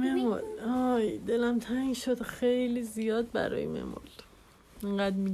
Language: Persian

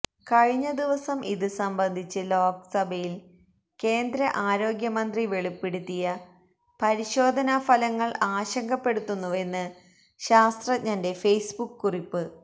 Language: Malayalam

